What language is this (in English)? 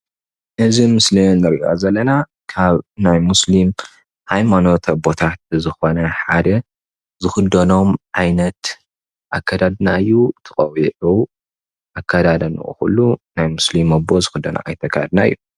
Tigrinya